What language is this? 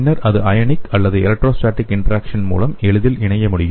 Tamil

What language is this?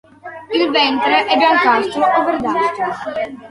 Italian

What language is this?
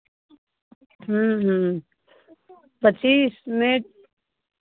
Hindi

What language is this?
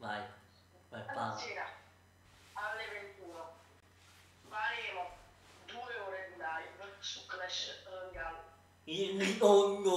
Italian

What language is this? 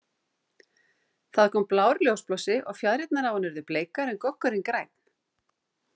Icelandic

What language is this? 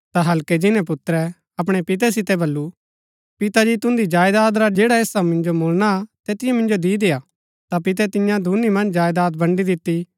Gaddi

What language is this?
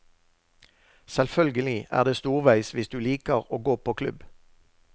Norwegian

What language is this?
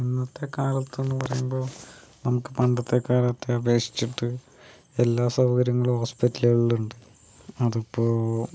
Malayalam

